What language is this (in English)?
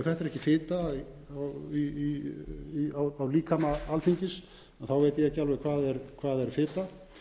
Icelandic